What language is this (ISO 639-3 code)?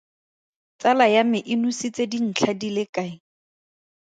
tsn